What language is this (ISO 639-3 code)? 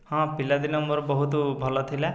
ori